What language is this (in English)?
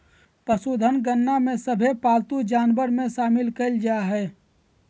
Magahi